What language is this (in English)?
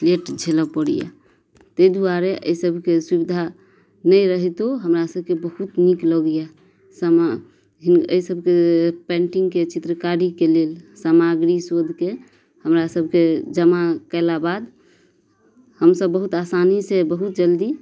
Maithili